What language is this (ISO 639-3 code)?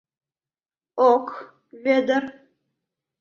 chm